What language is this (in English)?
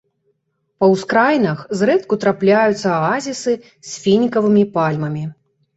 Belarusian